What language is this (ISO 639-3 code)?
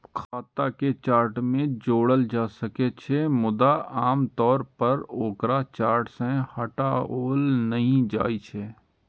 mai